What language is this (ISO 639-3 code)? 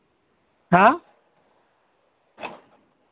sat